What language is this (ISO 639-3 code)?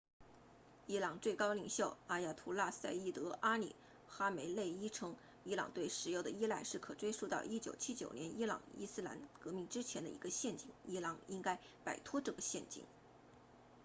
zho